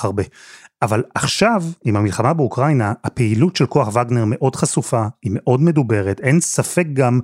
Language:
Hebrew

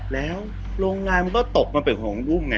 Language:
Thai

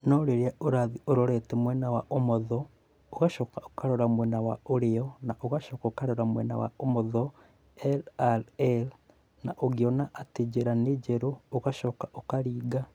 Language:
Kikuyu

